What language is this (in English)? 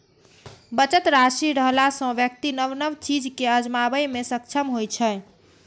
Maithili